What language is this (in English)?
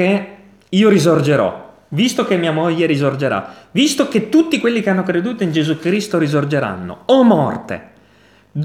Italian